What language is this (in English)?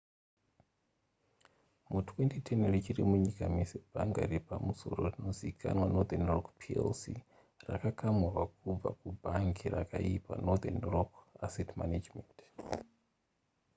Shona